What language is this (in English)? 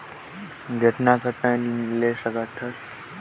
Chhattisgarhi